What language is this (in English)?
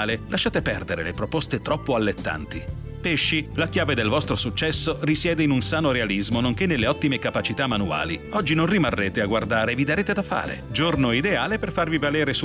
Italian